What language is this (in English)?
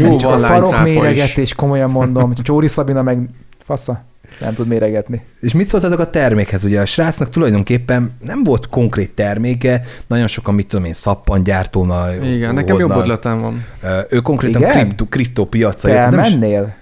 Hungarian